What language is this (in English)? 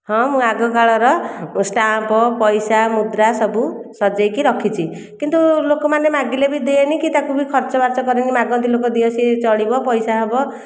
Odia